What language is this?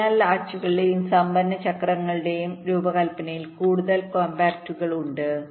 Malayalam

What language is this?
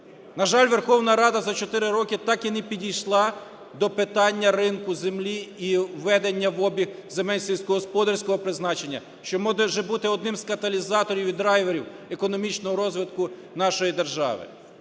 Ukrainian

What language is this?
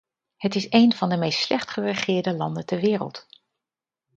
Dutch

